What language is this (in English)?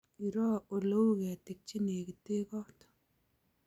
Kalenjin